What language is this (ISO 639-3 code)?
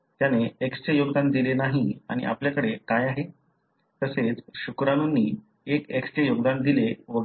mar